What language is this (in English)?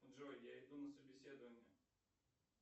Russian